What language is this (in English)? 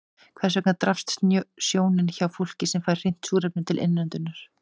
Icelandic